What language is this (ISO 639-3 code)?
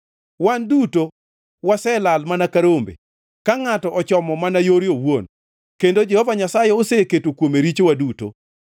luo